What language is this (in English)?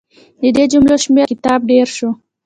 Pashto